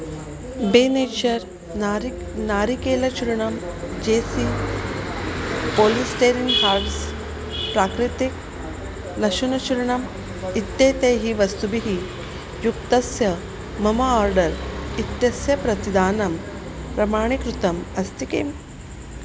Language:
Sanskrit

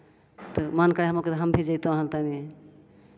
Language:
Maithili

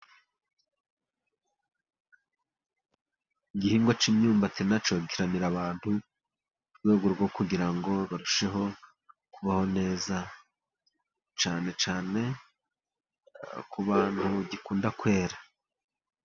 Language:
Kinyarwanda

